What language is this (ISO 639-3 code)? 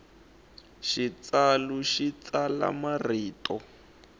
tso